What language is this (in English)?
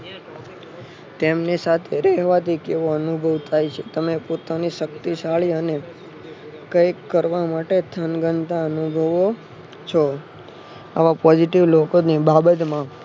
Gujarati